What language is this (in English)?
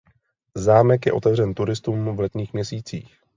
Czech